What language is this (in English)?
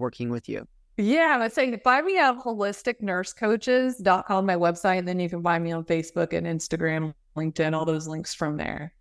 English